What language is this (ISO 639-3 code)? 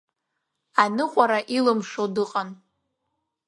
abk